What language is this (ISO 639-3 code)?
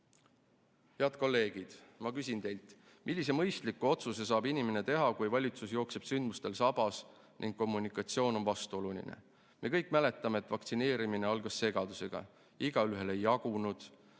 est